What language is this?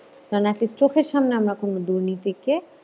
Bangla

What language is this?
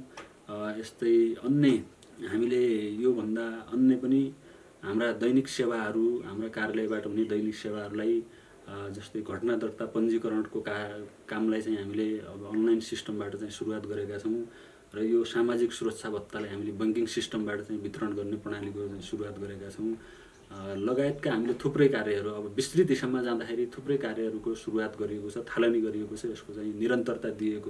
Nepali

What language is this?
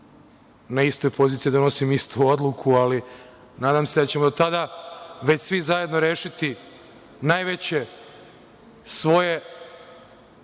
Serbian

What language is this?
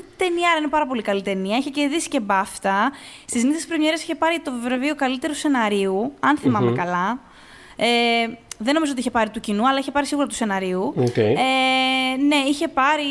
Greek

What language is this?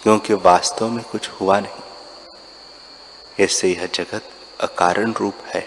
Hindi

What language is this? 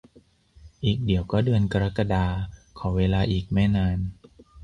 Thai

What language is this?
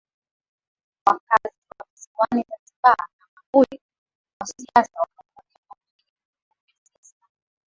Swahili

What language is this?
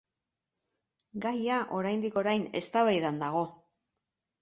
Basque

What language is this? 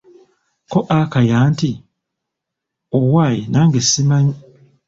Ganda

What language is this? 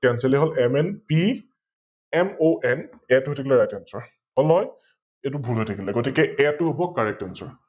Assamese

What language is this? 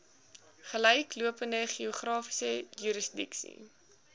Afrikaans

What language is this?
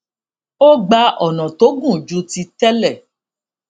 Yoruba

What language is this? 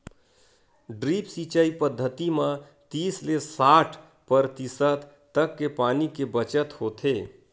Chhattisgarhi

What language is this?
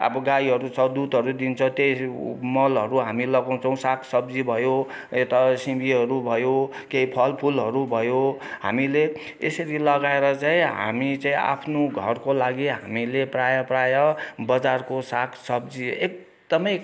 Nepali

